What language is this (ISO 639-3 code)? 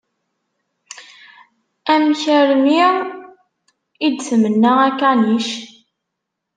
kab